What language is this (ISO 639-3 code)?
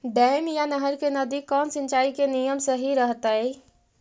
mag